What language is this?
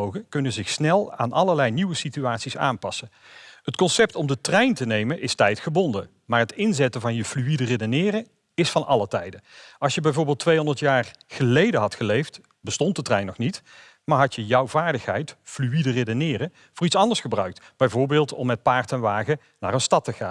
Dutch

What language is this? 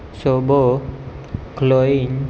Gujarati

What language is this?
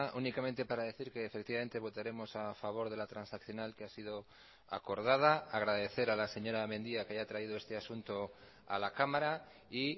Spanish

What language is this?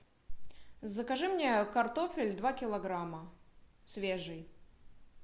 Russian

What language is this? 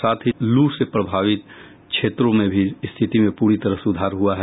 Hindi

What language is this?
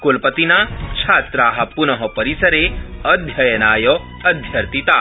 Sanskrit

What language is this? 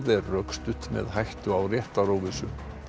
Icelandic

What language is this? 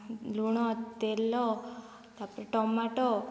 Odia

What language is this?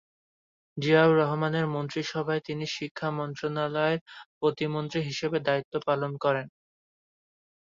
Bangla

